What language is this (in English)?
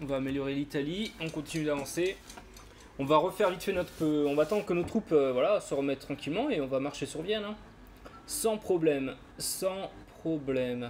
French